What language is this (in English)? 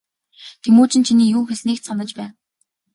Mongolian